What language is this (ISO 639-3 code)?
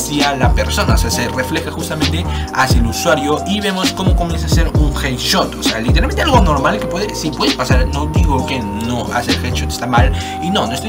spa